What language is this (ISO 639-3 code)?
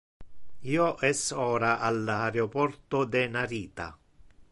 ina